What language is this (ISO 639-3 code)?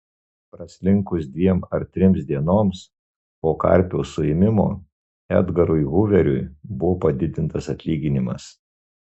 lit